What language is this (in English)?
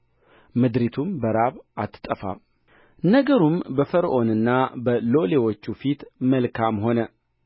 Amharic